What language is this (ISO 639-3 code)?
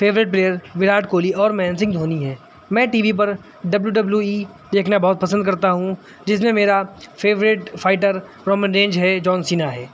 urd